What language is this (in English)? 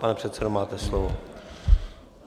Czech